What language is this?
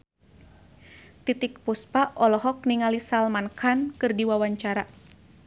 Sundanese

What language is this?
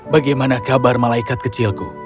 Indonesian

